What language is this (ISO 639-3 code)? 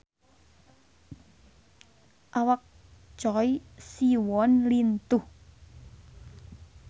sun